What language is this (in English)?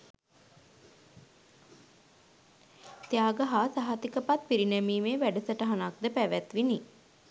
Sinhala